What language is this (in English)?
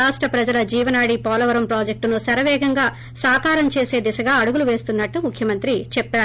Telugu